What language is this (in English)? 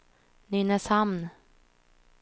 Swedish